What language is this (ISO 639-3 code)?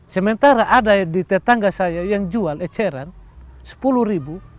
ind